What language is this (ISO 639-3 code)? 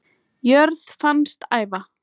isl